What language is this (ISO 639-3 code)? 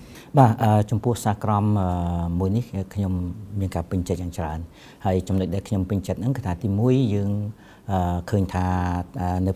tha